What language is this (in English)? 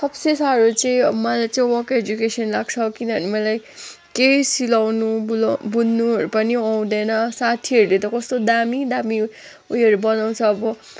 Nepali